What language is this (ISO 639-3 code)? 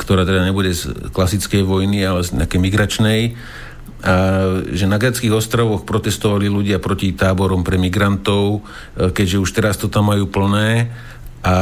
slk